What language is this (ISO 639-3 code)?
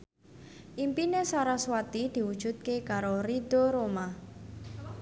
jav